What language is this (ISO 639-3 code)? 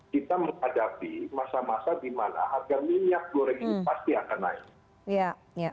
ind